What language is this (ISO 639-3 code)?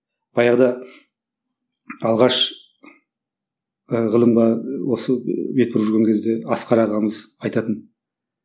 kaz